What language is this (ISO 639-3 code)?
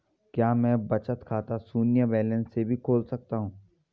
hin